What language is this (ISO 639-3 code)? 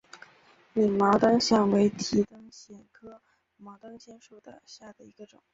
zho